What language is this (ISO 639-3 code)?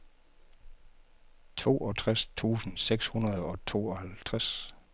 dan